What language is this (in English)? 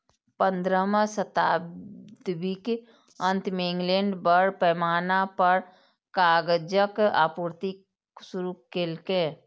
Maithili